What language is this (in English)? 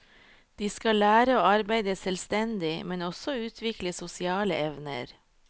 Norwegian